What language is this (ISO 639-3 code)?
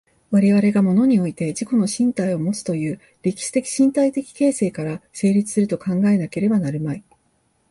jpn